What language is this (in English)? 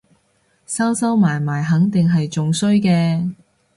Cantonese